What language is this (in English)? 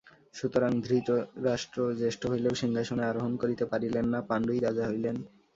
Bangla